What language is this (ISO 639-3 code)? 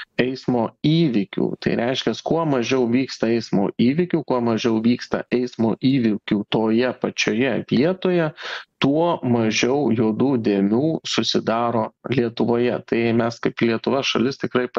lit